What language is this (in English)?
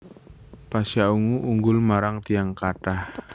Javanese